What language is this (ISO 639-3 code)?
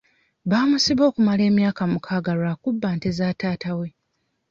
lug